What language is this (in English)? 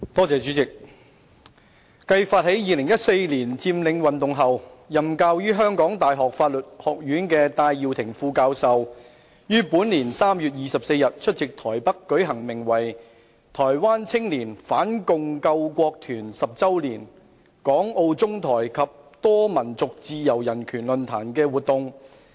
Cantonese